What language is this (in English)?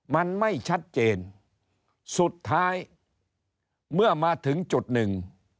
Thai